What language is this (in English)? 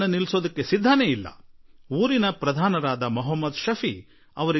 Kannada